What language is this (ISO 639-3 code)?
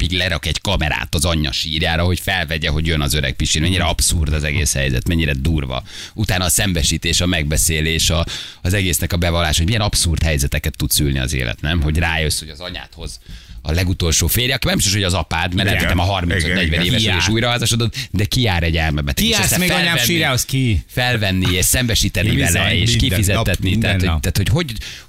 hun